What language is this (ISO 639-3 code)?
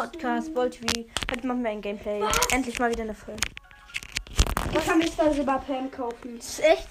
deu